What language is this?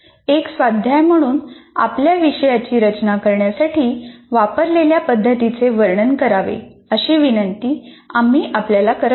Marathi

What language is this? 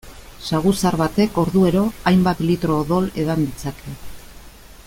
Basque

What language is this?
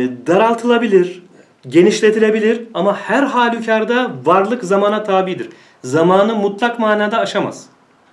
Turkish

